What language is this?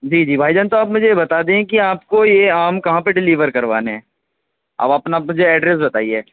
Urdu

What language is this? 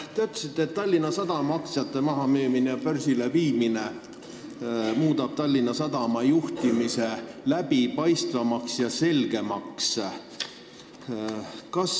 Estonian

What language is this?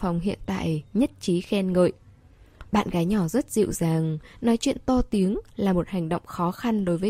Vietnamese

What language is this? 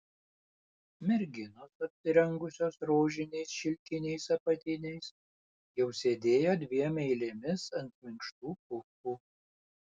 Lithuanian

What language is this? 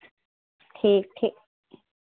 Hindi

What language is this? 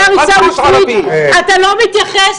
Hebrew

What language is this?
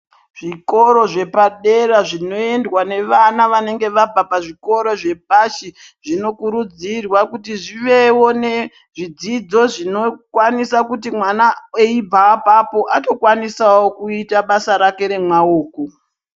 Ndau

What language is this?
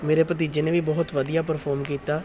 Punjabi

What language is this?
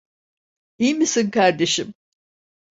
Turkish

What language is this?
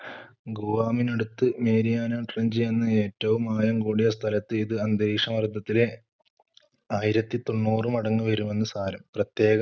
Malayalam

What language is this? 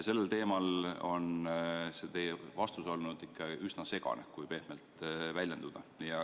Estonian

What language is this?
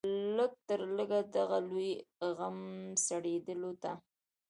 Pashto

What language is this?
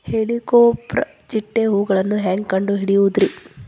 Kannada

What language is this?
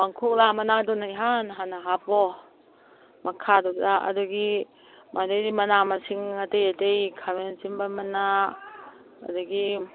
Manipuri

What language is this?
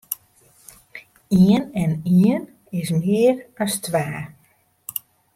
Western Frisian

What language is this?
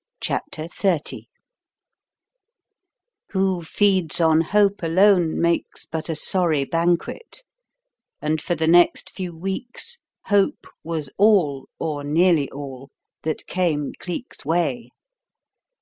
English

